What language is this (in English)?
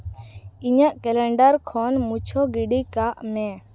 Santali